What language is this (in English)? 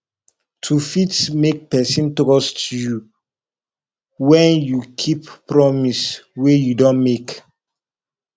Nigerian Pidgin